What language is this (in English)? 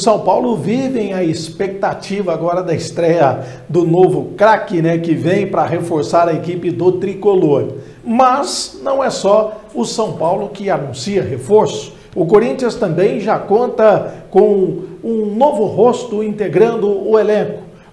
Portuguese